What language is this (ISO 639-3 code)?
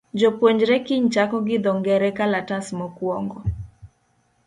luo